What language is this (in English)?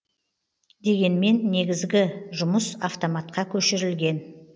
Kazakh